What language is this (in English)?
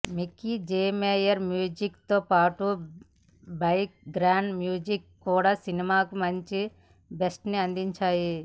Telugu